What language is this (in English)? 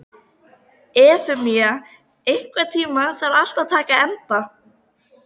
Icelandic